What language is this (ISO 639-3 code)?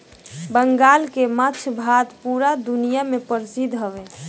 bho